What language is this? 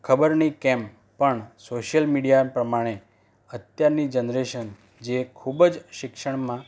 Gujarati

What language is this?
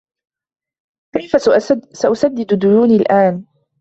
Arabic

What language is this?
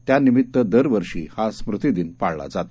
Marathi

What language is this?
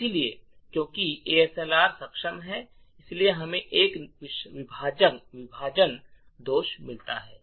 Hindi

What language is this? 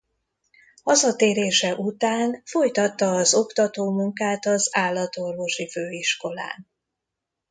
Hungarian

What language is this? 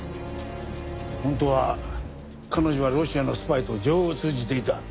Japanese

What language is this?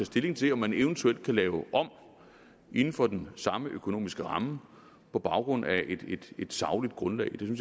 Danish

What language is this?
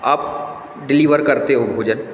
Hindi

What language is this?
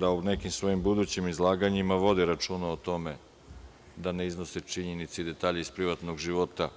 Serbian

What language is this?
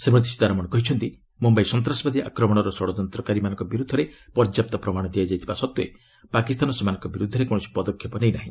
Odia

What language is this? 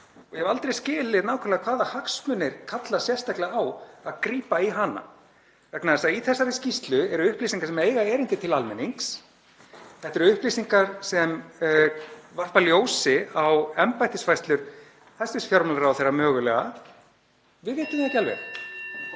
Icelandic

